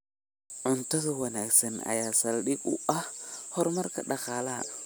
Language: Somali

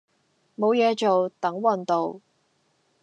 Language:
Cantonese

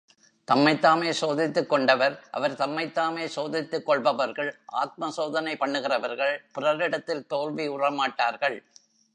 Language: Tamil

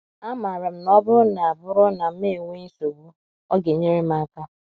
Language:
Igbo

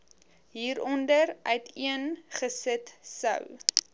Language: Afrikaans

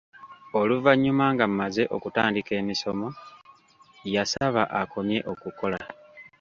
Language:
Ganda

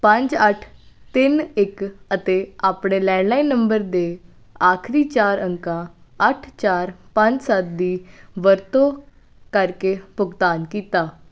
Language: Punjabi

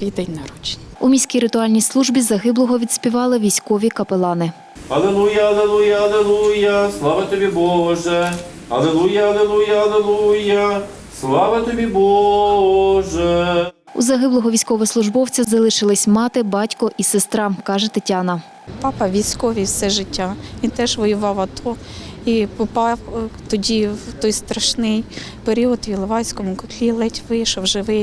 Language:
Ukrainian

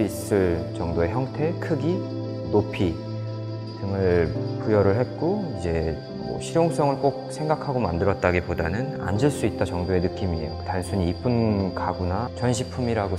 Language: Korean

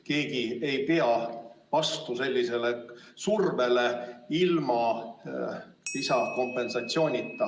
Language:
Estonian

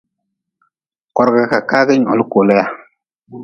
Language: Nawdm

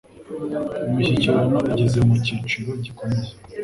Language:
Kinyarwanda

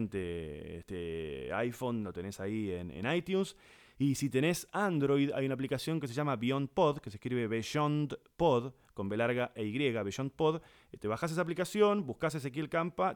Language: Spanish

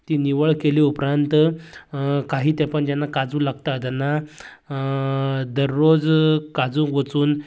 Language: Konkani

